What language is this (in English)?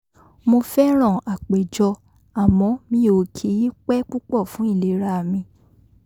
Yoruba